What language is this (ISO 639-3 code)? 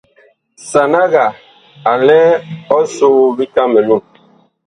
bkh